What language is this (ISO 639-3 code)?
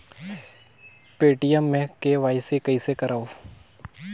hne